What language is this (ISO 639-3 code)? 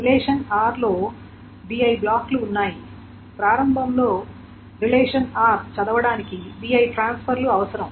tel